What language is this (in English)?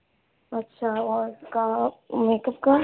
Urdu